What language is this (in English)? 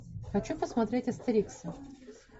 Russian